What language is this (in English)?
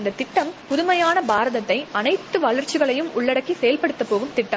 Tamil